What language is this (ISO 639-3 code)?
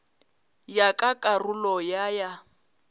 nso